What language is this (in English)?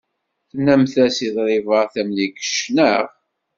Kabyle